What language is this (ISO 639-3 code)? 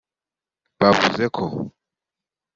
kin